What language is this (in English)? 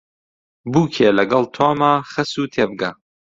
Central Kurdish